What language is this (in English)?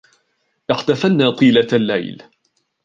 Arabic